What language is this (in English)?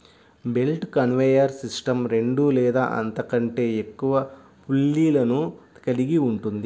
Telugu